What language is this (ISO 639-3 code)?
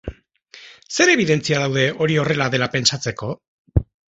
eus